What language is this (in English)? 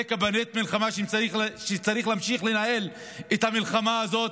Hebrew